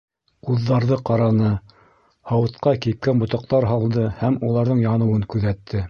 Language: Bashkir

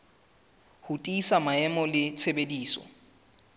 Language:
Southern Sotho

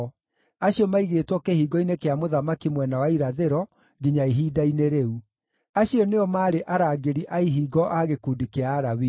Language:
Kikuyu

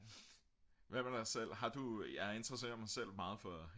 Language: Danish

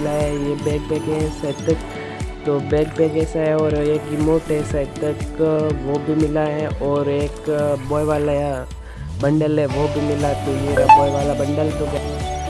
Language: Hindi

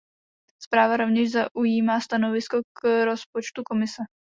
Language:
Czech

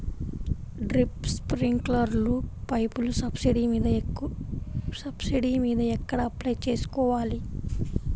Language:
Telugu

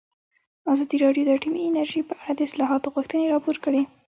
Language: Pashto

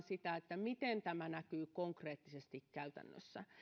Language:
Finnish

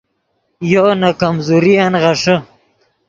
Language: Yidgha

